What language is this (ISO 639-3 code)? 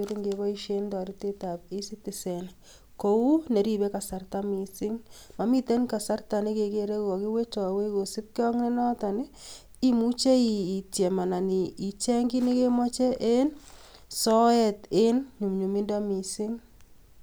kln